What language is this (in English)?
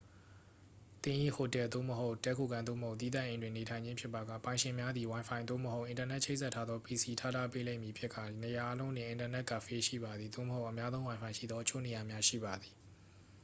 Burmese